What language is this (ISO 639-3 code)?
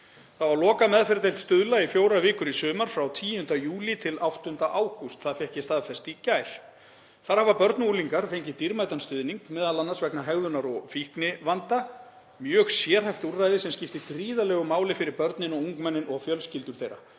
isl